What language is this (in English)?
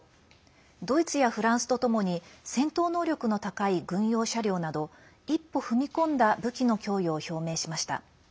Japanese